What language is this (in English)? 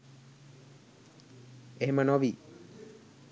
Sinhala